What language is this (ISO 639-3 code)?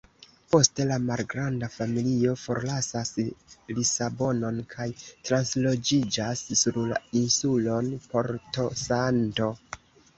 epo